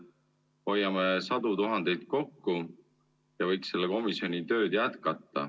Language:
Estonian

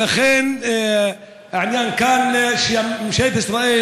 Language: Hebrew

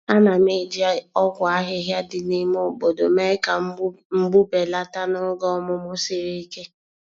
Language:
Igbo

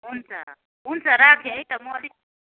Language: Nepali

